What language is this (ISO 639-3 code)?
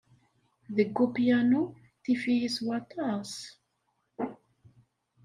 kab